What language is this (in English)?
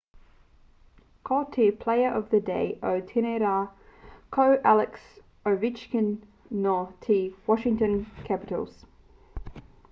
Māori